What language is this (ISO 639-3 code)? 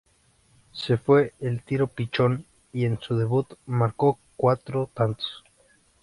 spa